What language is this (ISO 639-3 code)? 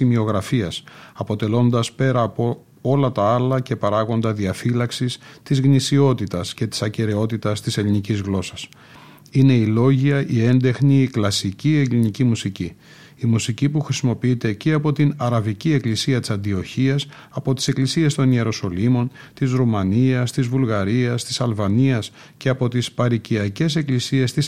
ell